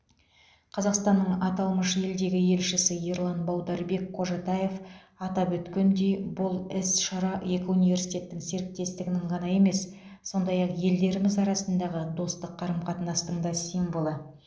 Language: Kazakh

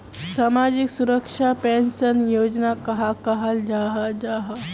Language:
Magahi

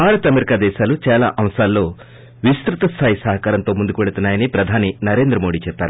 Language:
Telugu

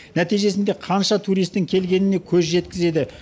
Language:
Kazakh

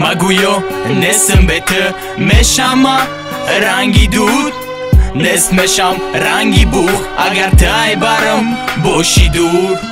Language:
Romanian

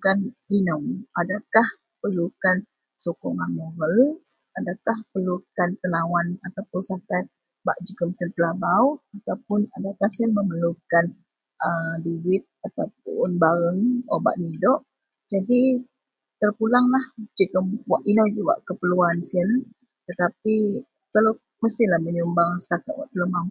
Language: Central Melanau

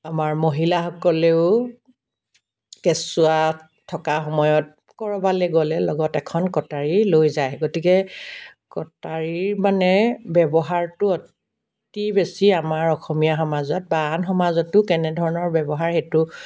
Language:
Assamese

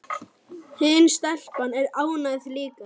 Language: Icelandic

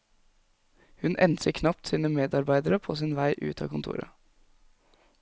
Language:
Norwegian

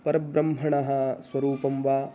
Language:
Sanskrit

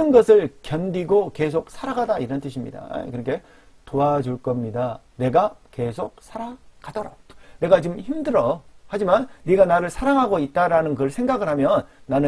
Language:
Korean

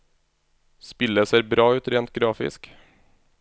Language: Norwegian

